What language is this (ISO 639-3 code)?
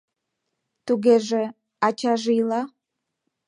chm